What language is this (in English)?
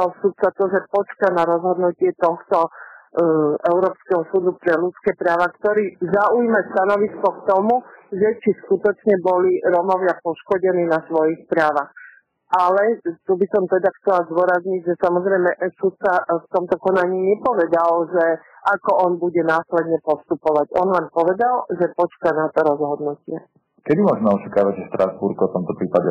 Slovak